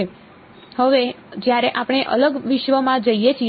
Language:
Gujarati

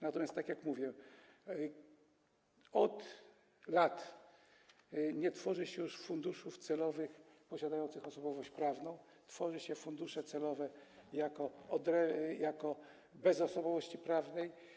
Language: Polish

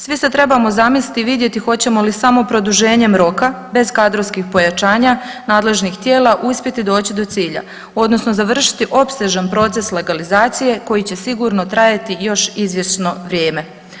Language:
Croatian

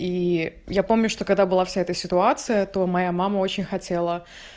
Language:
Russian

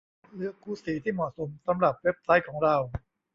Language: Thai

